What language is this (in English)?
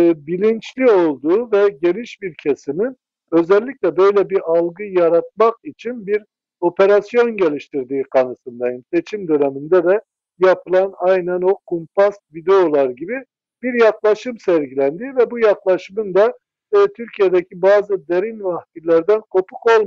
Turkish